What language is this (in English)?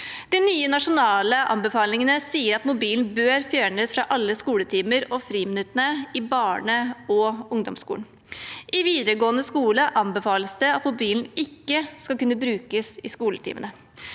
Norwegian